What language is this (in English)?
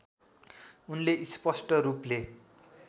Nepali